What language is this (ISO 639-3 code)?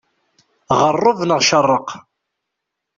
kab